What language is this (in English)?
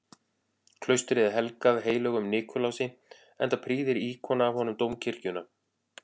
Icelandic